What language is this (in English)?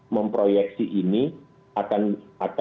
Indonesian